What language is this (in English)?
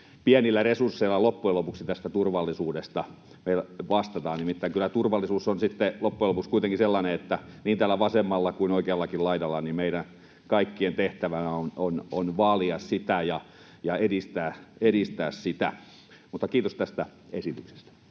Finnish